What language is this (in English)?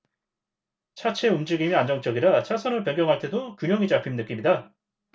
Korean